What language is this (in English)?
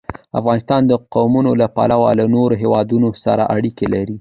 Pashto